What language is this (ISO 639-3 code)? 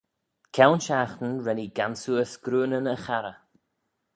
glv